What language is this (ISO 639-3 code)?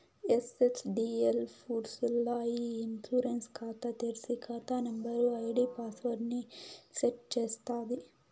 tel